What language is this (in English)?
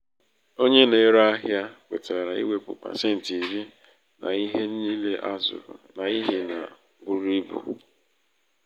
Igbo